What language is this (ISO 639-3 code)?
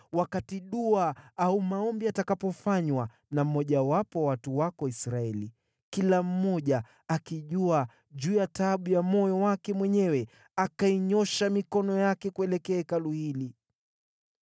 swa